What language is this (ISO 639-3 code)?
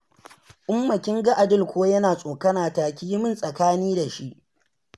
hau